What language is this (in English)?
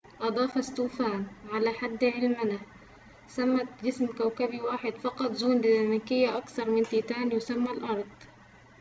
Arabic